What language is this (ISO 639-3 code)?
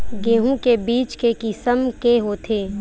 hne